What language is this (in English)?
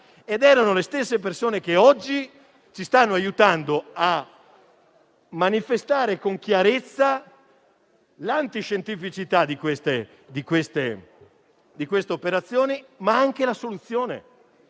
Italian